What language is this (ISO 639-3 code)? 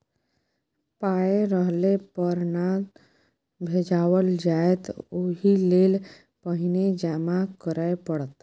mai